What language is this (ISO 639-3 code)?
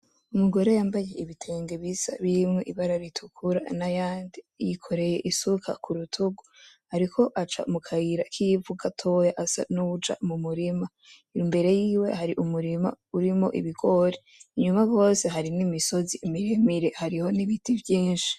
run